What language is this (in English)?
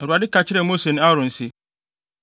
Akan